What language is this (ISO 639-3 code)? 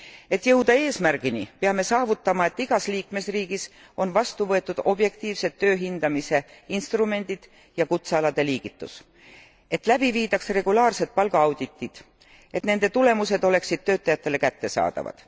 est